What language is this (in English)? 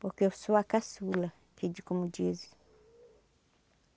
Portuguese